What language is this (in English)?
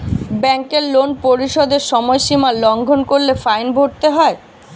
Bangla